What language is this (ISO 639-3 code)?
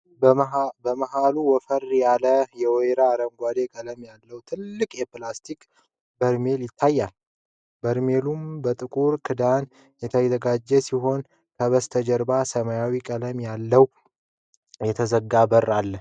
amh